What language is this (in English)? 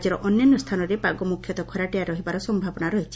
Odia